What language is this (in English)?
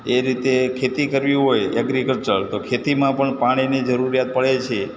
Gujarati